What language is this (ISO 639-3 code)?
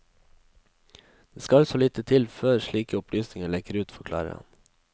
nor